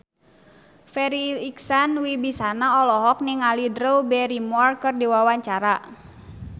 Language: Sundanese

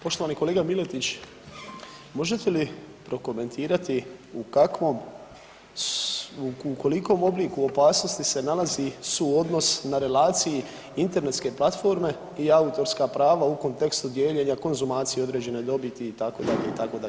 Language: Croatian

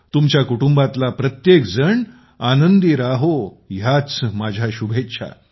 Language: Marathi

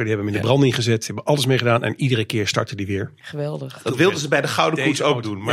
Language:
Dutch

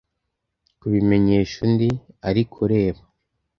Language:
Kinyarwanda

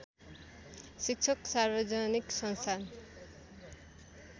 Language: Nepali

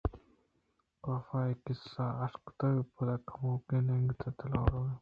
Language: Eastern Balochi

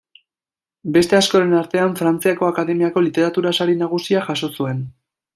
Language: Basque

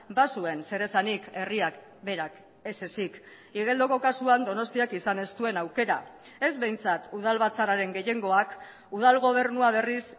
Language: Basque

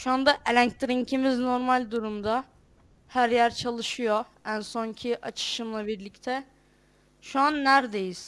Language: Turkish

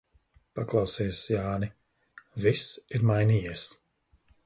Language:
Latvian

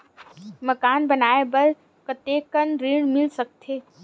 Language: Chhattisgarhi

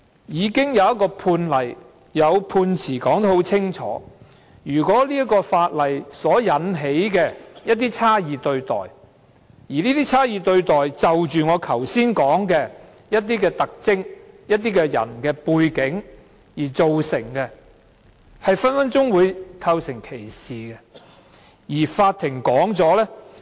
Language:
Cantonese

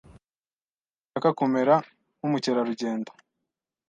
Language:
Kinyarwanda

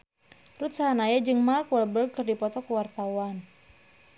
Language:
Sundanese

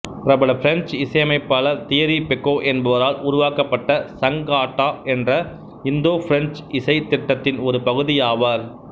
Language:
Tamil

